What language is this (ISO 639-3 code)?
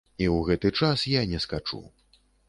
bel